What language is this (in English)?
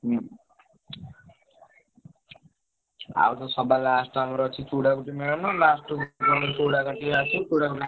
Odia